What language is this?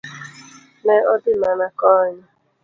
Luo (Kenya and Tanzania)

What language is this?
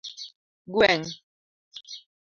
Luo (Kenya and Tanzania)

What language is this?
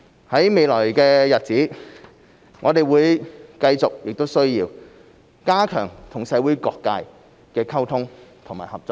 Cantonese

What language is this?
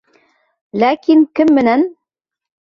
Bashkir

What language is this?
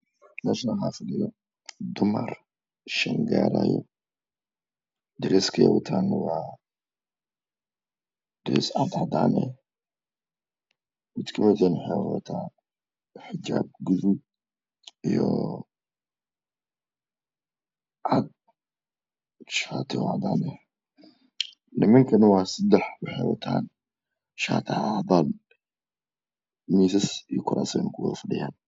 Somali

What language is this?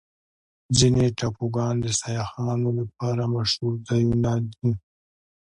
Pashto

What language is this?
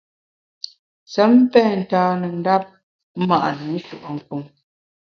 Bamun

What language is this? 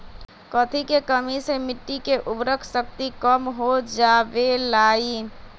Magahi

